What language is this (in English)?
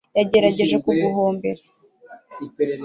Kinyarwanda